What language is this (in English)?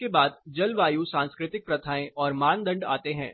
Hindi